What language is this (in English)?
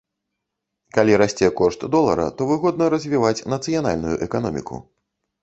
Belarusian